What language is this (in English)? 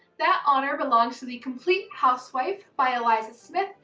English